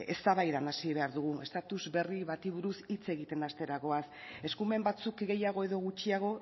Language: Basque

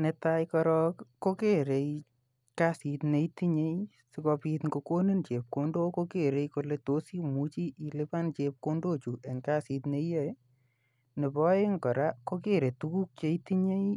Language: Kalenjin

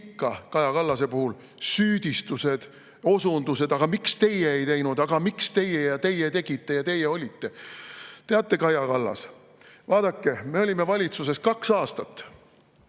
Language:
Estonian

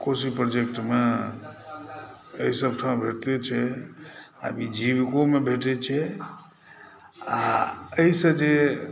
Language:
Maithili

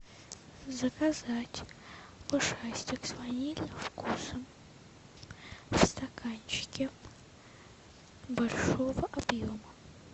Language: Russian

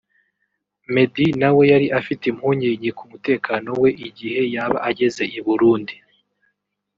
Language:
Kinyarwanda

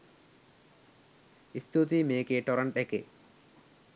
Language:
Sinhala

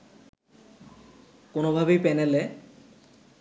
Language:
Bangla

